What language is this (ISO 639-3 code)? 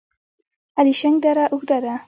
pus